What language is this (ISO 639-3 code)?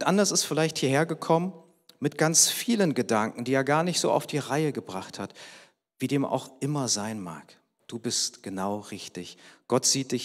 deu